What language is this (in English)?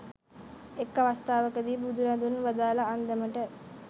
Sinhala